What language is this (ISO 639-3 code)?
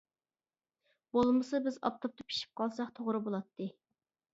uig